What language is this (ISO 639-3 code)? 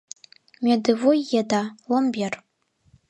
chm